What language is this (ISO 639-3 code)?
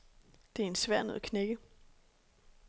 dan